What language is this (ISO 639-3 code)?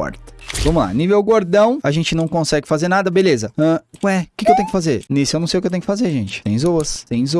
por